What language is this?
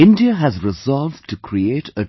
English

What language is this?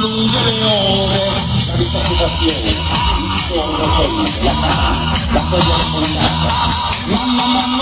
Arabic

